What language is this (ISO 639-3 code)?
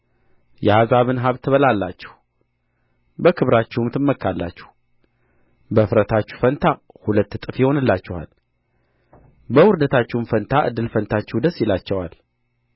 amh